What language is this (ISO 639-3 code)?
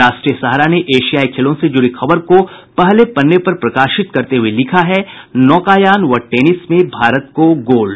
hin